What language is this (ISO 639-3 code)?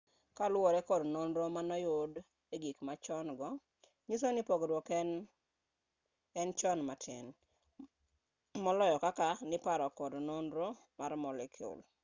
luo